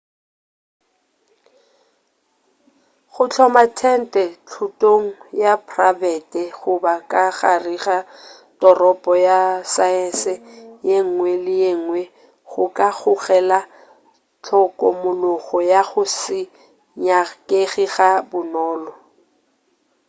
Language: Northern Sotho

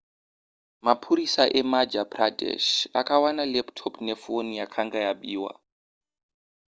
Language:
Shona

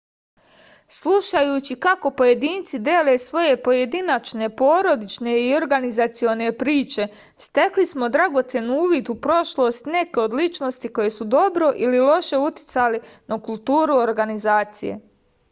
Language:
Serbian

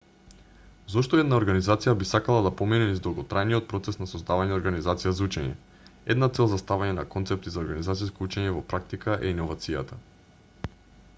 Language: Macedonian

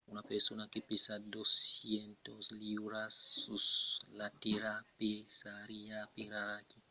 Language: Occitan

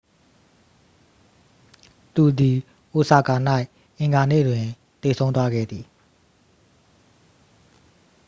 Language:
Burmese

